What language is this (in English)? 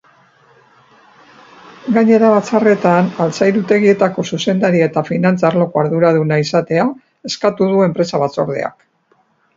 Basque